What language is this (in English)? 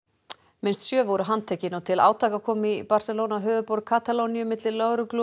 Icelandic